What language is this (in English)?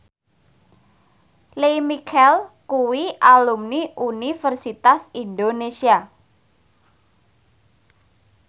Javanese